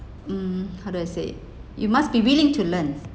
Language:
English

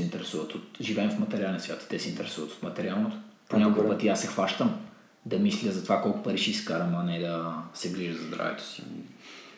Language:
Bulgarian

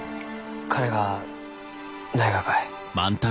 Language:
Japanese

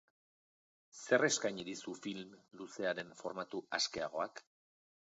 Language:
Basque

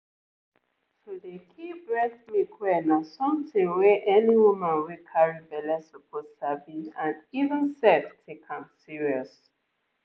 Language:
Nigerian Pidgin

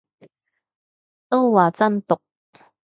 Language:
Cantonese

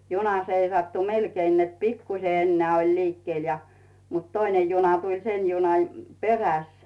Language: Finnish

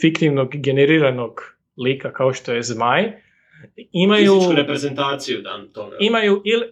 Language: Croatian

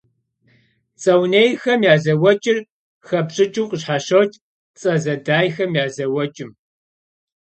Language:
Kabardian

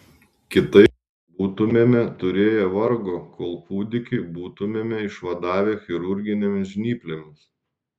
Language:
Lithuanian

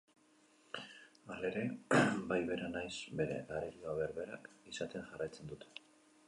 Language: Basque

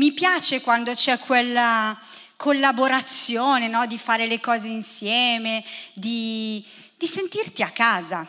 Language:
Italian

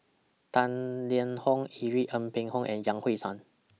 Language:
English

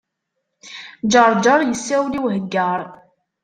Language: Kabyle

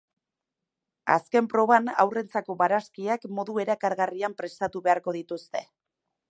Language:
Basque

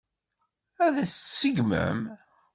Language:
Kabyle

